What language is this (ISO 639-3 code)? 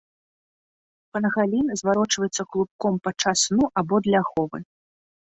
bel